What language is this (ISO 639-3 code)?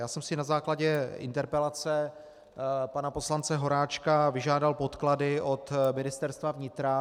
ces